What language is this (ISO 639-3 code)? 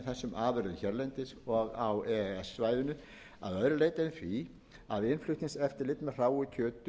isl